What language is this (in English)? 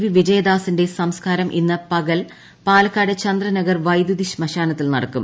Malayalam